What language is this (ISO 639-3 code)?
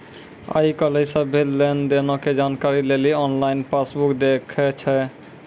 mai